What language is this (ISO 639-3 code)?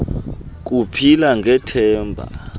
xho